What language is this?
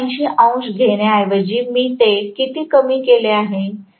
Marathi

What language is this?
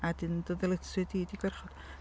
Welsh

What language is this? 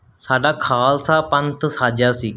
Punjabi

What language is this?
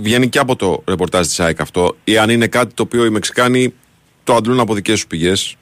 Greek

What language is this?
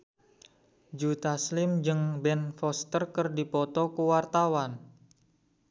Sundanese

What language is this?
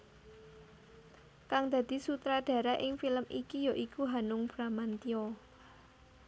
Javanese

